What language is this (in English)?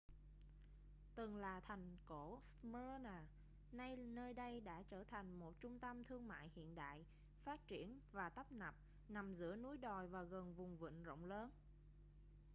Vietnamese